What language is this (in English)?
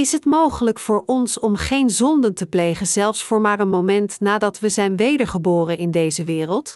Dutch